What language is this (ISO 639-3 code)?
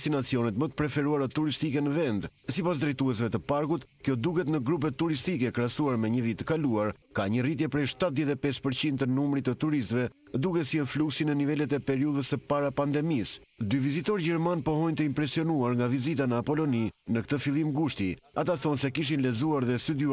ron